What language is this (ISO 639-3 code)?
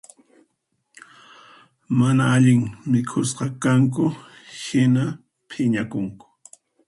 qxp